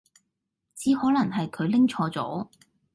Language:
Cantonese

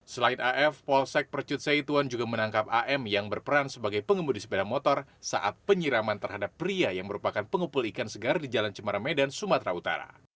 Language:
Indonesian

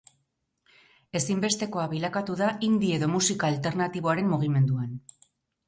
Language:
Basque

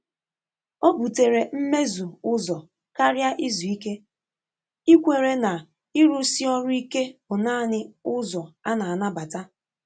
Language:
Igbo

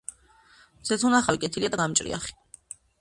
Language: Georgian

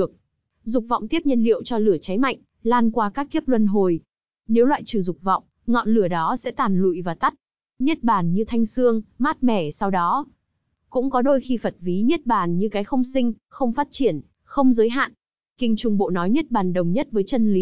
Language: Vietnamese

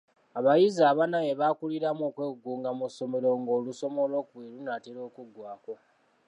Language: Ganda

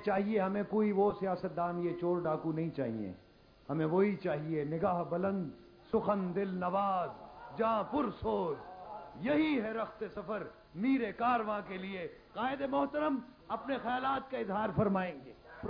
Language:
Urdu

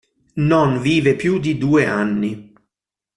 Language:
Italian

